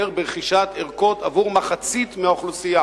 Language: Hebrew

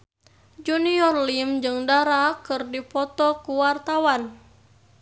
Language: Sundanese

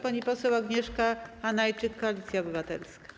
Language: Polish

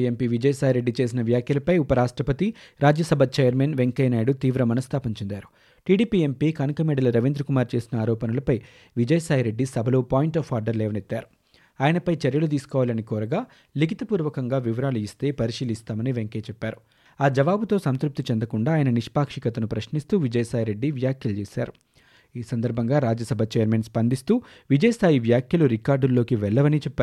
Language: Telugu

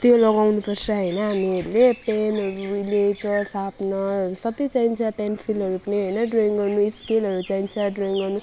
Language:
Nepali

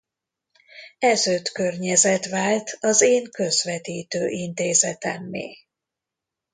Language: Hungarian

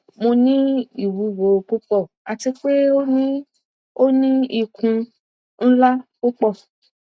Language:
Yoruba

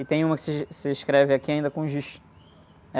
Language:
Portuguese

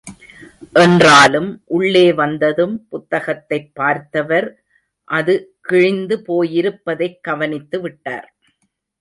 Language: Tamil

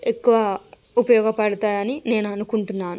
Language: Telugu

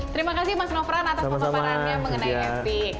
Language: Indonesian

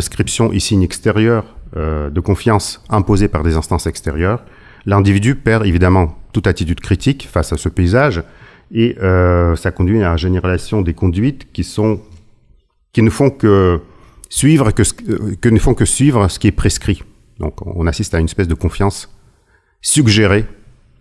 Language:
French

